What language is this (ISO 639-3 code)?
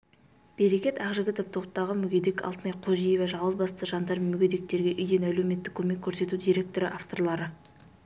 kaz